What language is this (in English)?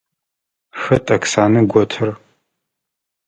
Adyghe